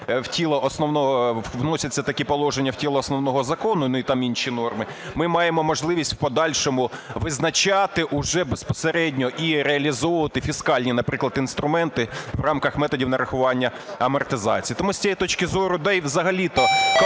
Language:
Ukrainian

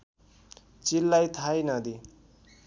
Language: Nepali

